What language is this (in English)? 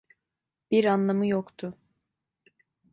Turkish